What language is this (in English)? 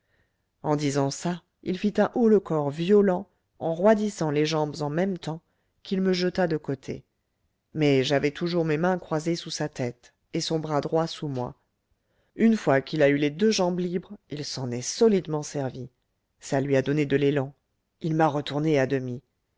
French